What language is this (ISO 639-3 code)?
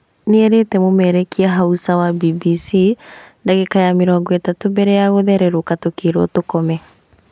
kik